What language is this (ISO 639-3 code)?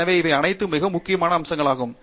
tam